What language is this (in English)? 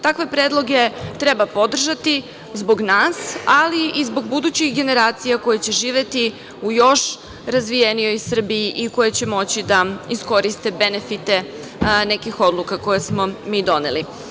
Serbian